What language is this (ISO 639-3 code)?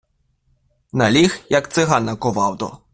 ukr